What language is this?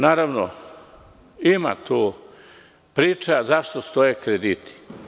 Serbian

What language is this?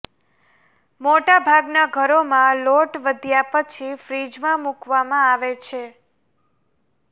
Gujarati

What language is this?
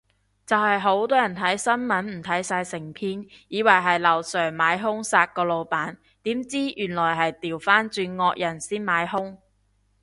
Cantonese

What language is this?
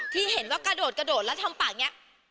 Thai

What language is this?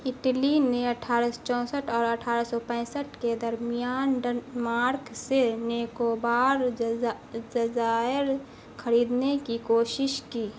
Urdu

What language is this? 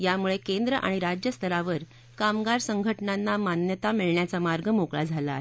Marathi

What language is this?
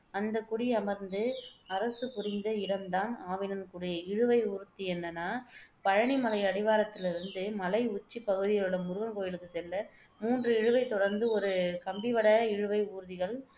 Tamil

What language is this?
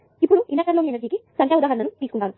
Telugu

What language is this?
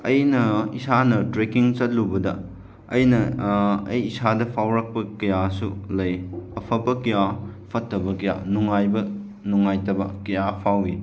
Manipuri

